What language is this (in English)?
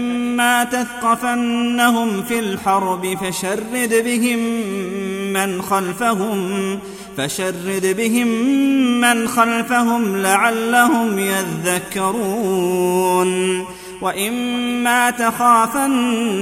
Arabic